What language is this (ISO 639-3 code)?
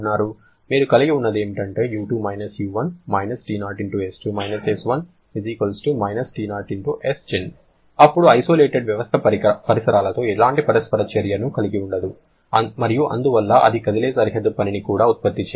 tel